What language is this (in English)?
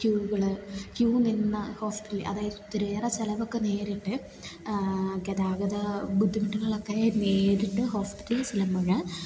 Malayalam